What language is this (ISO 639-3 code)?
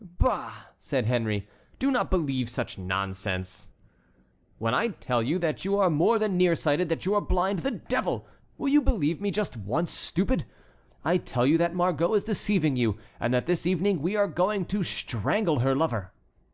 eng